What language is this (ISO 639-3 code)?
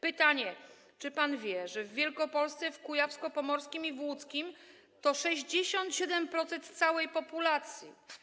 pol